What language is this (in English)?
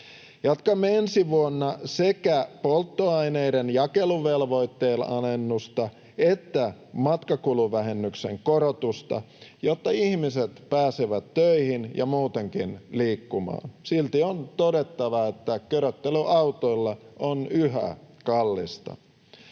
Finnish